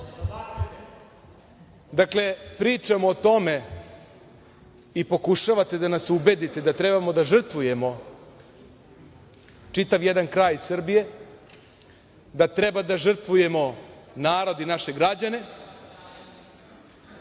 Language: Serbian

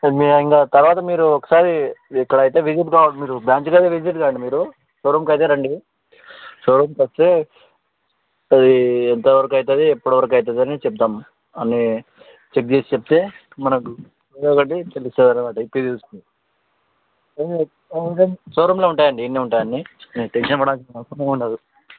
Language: Telugu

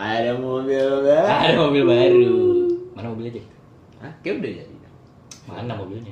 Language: Indonesian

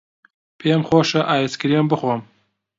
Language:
Central Kurdish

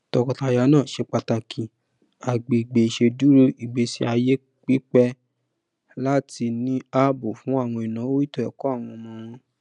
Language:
Yoruba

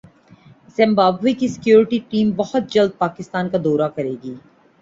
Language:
Urdu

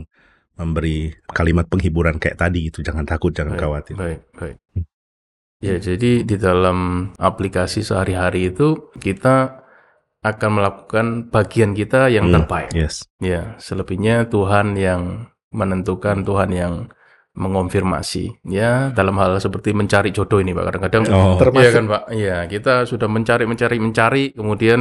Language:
Indonesian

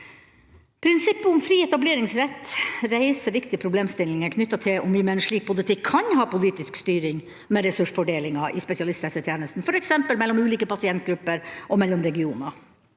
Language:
Norwegian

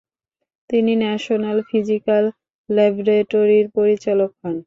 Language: Bangla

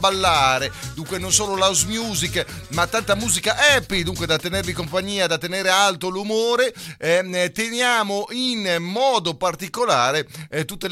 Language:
Italian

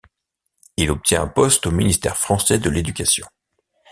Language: French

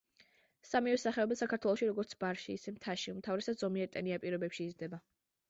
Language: Georgian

